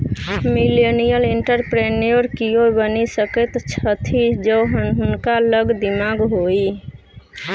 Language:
Maithili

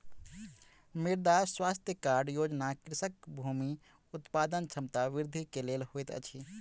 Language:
Maithili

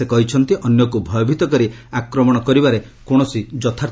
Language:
Odia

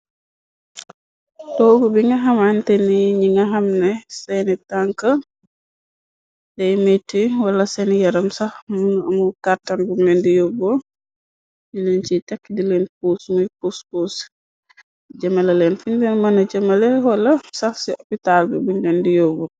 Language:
Wolof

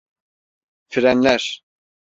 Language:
Turkish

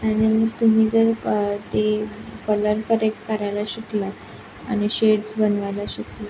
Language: Marathi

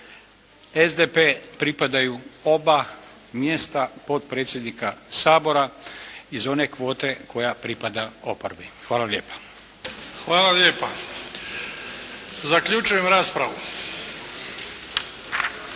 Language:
Croatian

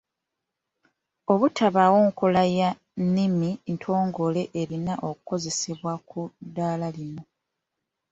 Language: Ganda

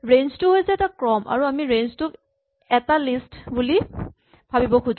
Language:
Assamese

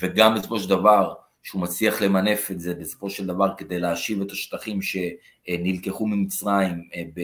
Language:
Hebrew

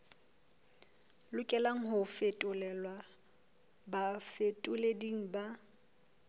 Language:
Southern Sotho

